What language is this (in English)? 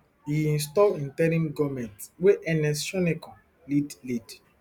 Nigerian Pidgin